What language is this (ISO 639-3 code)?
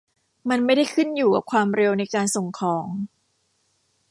tha